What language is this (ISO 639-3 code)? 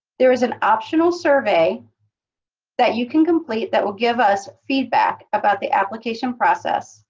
eng